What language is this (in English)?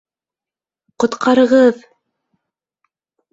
Bashkir